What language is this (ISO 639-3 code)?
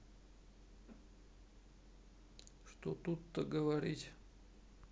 rus